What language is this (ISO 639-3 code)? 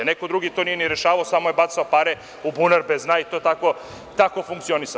srp